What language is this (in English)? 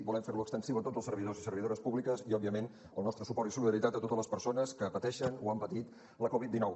Catalan